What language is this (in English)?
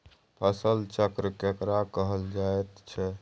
Maithili